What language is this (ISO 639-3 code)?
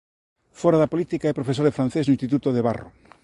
glg